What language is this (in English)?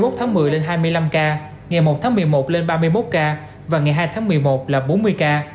Vietnamese